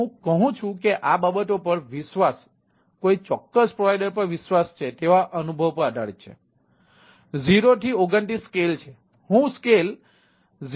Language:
Gujarati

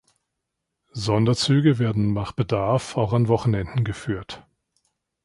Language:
German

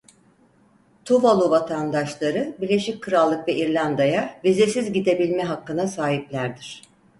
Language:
Turkish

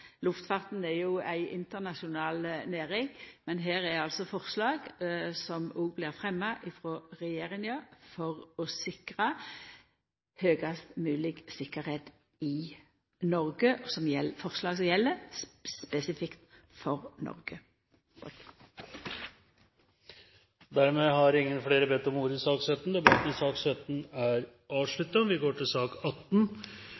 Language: Norwegian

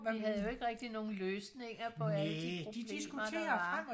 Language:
Danish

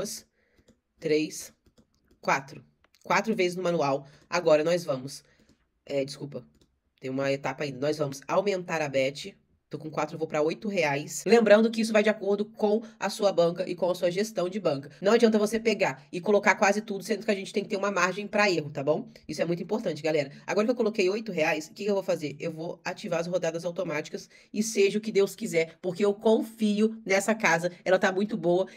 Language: Portuguese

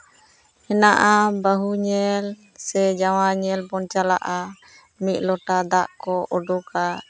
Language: Santali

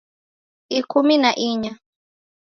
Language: Taita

